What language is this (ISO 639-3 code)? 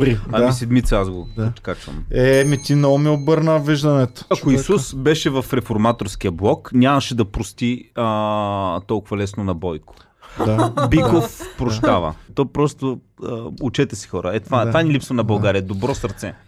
bul